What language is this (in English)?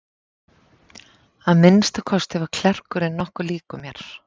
Icelandic